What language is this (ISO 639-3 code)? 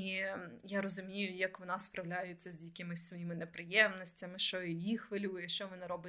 ukr